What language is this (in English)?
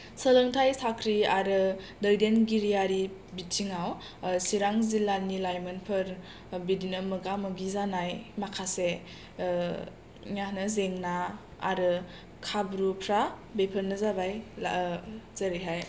Bodo